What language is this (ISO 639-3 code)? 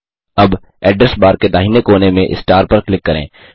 hin